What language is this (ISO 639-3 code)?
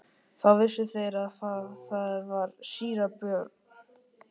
isl